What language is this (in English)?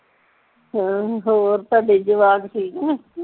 Punjabi